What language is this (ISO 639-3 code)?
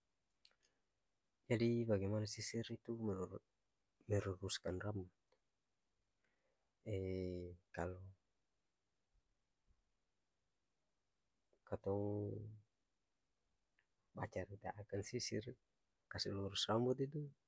abs